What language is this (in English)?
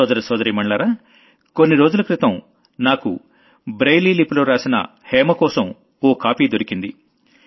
Telugu